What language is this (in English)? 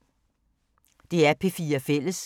Danish